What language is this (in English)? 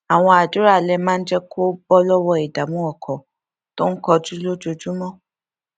Yoruba